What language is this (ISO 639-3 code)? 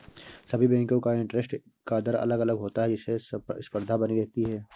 hin